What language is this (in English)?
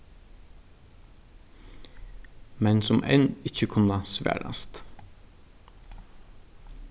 Faroese